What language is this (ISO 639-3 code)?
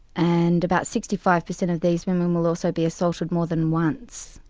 eng